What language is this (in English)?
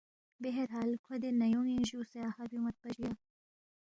Balti